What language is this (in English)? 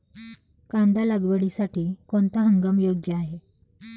Marathi